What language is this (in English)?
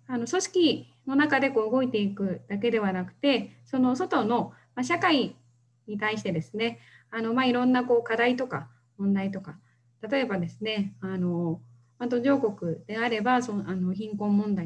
Japanese